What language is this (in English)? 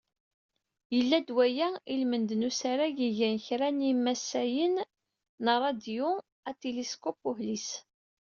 Kabyle